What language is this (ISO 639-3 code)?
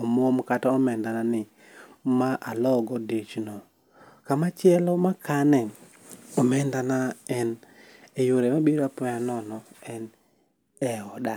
luo